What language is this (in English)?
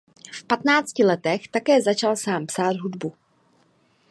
Czech